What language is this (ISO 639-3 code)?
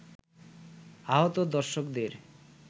ben